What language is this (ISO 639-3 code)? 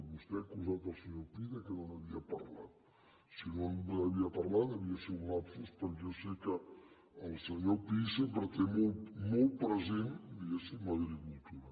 cat